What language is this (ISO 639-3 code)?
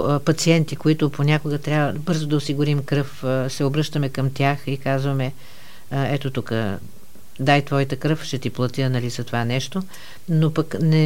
bul